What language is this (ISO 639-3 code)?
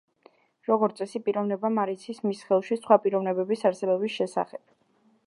kat